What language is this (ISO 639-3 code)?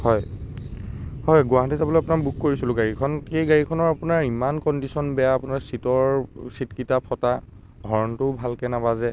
asm